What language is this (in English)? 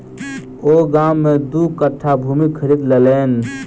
Maithili